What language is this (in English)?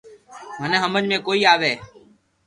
Loarki